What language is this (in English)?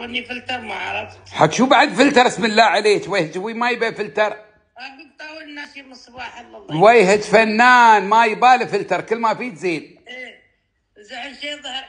Arabic